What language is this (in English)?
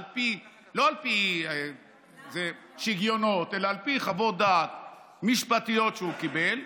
Hebrew